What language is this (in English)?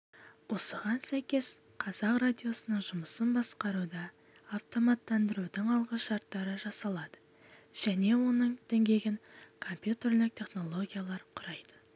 Kazakh